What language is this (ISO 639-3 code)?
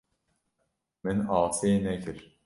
kur